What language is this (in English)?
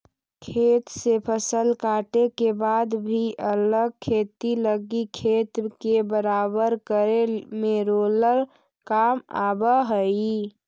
Magahi